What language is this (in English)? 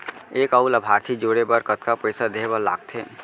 Chhattisgarhi